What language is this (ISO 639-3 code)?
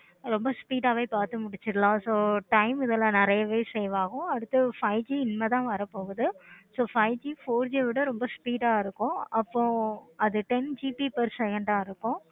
tam